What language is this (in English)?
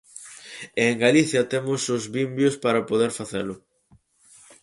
Galician